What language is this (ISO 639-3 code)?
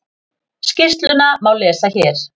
isl